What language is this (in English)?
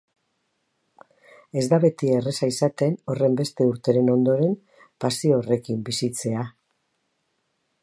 Basque